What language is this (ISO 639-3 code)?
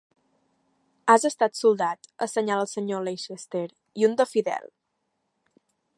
cat